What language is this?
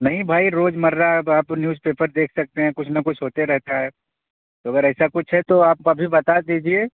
Urdu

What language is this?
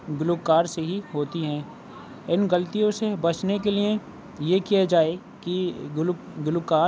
Urdu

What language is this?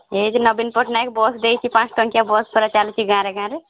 Odia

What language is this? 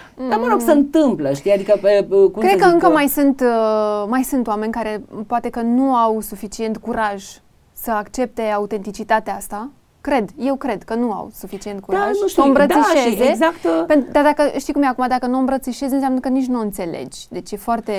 Romanian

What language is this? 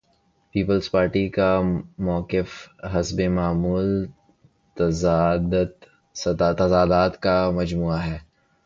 Urdu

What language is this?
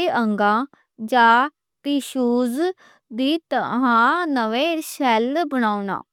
Western Panjabi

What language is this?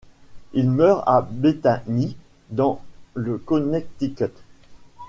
French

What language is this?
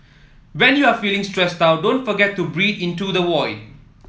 English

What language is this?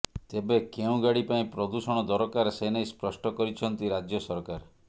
Odia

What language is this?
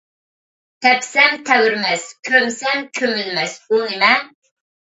Uyghur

